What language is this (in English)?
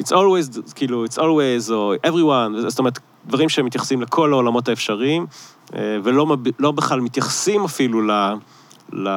Hebrew